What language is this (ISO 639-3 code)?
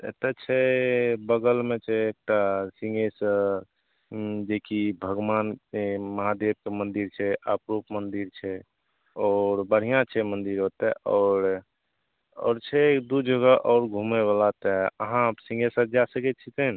mai